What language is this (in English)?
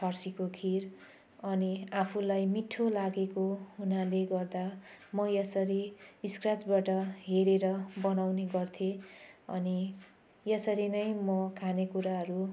Nepali